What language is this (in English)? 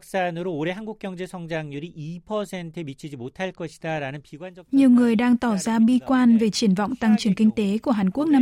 Vietnamese